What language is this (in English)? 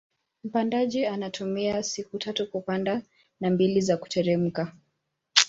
Swahili